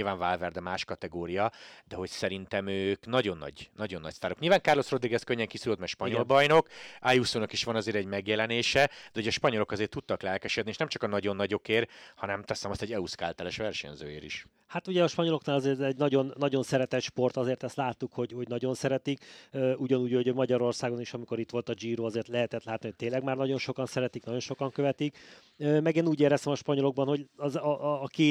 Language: Hungarian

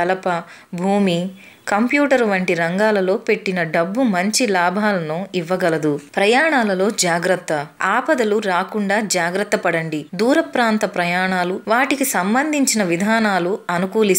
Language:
Hindi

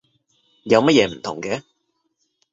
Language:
Cantonese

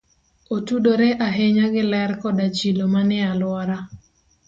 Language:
Luo (Kenya and Tanzania)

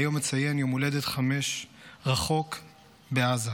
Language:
Hebrew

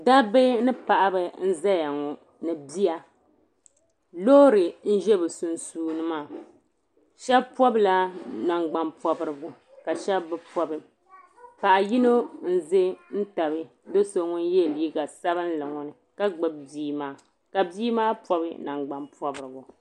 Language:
Dagbani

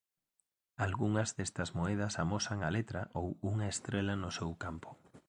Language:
Galician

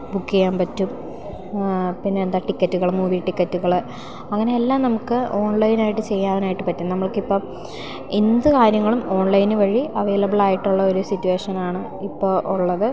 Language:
Malayalam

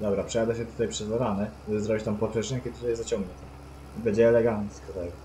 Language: Polish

